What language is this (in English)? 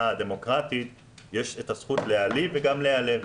Hebrew